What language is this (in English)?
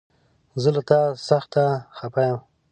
Pashto